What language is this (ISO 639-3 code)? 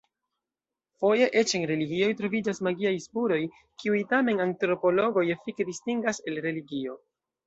epo